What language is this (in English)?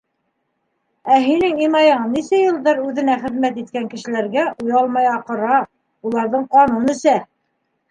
Bashkir